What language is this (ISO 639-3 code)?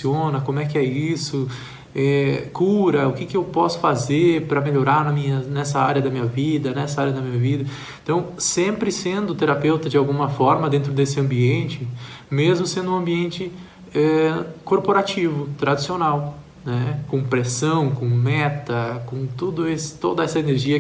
por